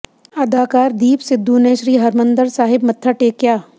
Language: Punjabi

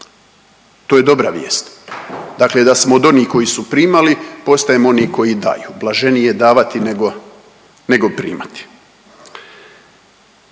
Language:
Croatian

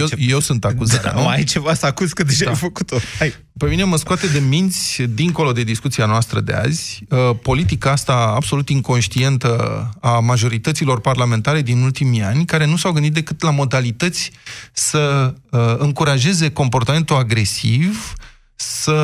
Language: Romanian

